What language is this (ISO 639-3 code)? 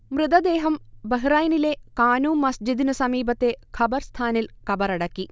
mal